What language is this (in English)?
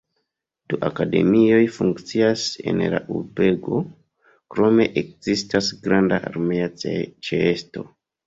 Esperanto